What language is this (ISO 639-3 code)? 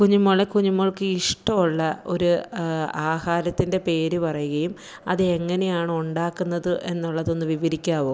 mal